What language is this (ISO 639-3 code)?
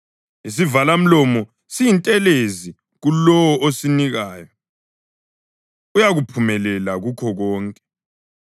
nde